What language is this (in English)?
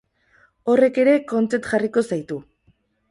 Basque